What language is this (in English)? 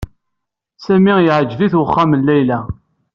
Kabyle